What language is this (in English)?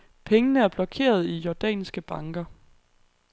Danish